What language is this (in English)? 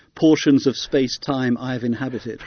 English